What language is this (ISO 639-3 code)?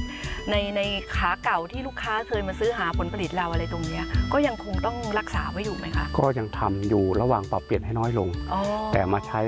tha